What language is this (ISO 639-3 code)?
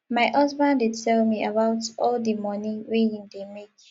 pcm